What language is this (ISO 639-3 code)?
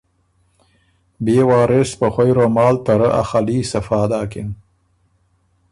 oru